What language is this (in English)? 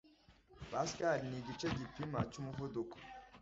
Kinyarwanda